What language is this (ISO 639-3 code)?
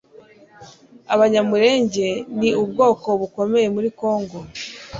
kin